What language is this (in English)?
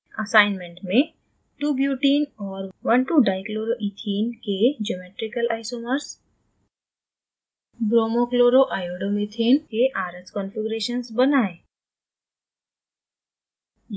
Hindi